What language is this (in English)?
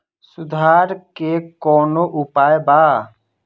Bhojpuri